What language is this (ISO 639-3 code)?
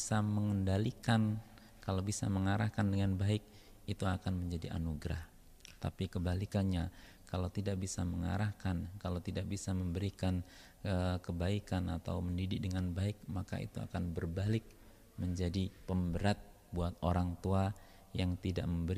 ind